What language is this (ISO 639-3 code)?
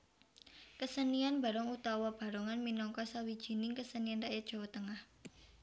jav